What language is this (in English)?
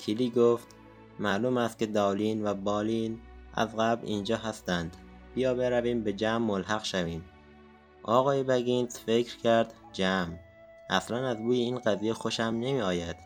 Persian